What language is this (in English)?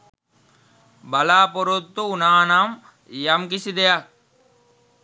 Sinhala